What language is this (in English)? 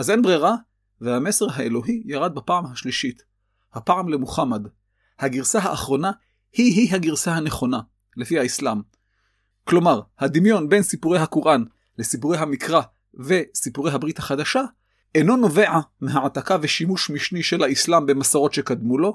Hebrew